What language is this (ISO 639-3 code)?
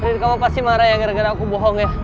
ind